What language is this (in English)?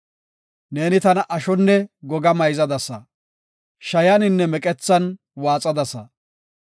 Gofa